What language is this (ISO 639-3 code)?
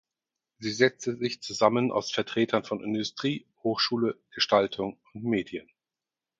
deu